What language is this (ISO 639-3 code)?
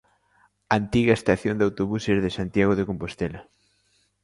glg